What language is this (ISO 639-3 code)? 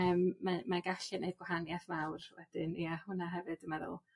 cym